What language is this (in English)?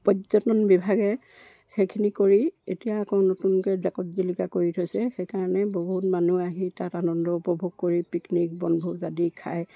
Assamese